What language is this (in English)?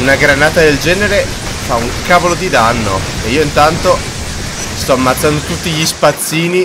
Italian